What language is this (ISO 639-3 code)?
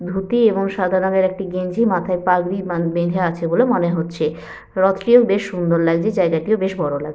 ben